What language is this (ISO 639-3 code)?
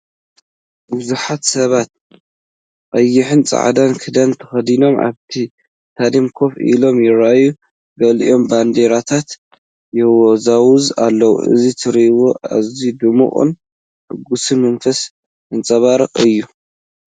tir